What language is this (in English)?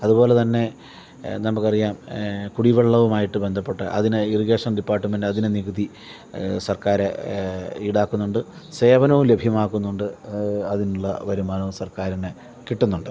Malayalam